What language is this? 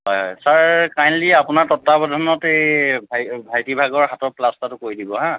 Assamese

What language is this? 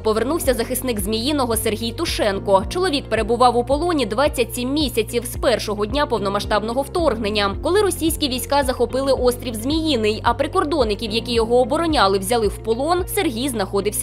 Ukrainian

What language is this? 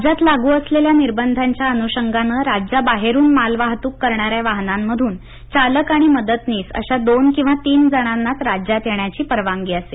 Marathi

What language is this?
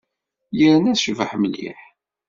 Kabyle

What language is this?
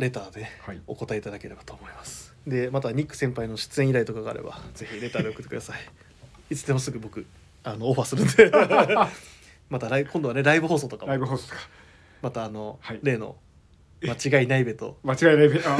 Japanese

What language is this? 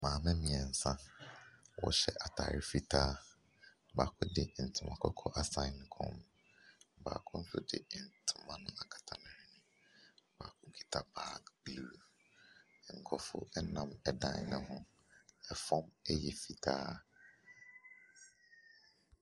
Akan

